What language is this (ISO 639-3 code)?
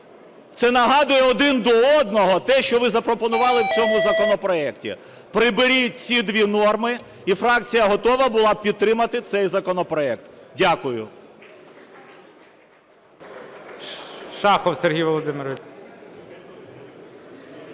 ukr